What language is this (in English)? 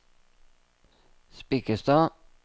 Norwegian